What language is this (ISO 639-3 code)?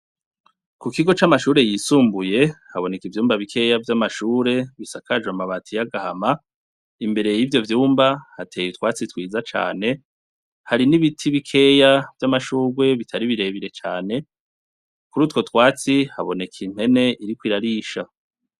run